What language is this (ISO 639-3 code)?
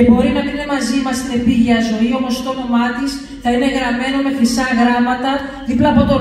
ell